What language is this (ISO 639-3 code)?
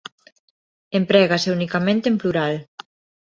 glg